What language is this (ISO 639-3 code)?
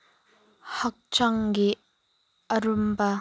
mni